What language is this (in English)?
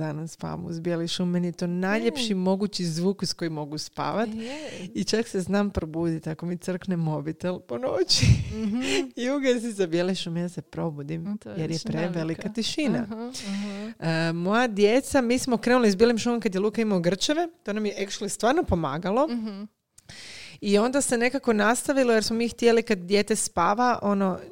Croatian